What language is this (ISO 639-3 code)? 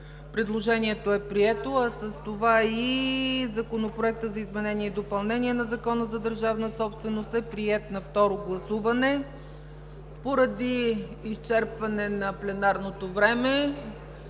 bul